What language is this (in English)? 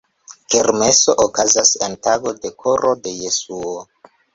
Esperanto